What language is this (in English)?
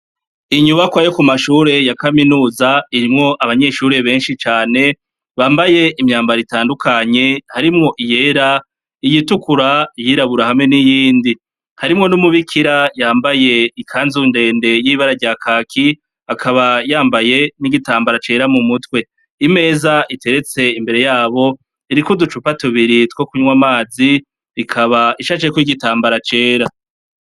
Rundi